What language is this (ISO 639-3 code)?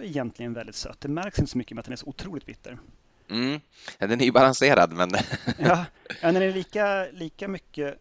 swe